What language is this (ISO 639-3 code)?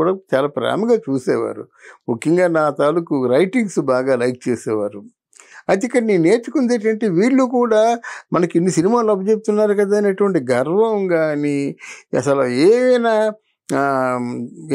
tel